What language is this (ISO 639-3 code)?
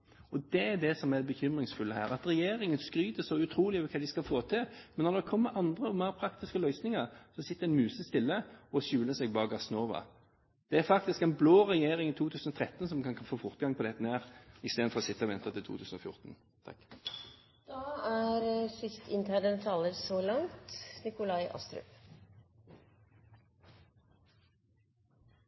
nob